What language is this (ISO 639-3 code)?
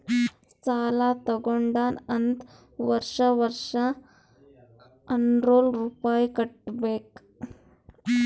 kan